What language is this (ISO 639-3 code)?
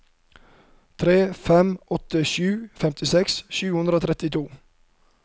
nor